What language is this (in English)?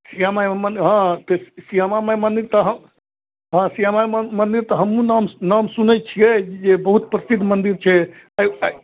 Maithili